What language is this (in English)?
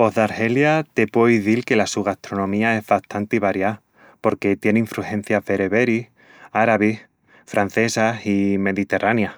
Extremaduran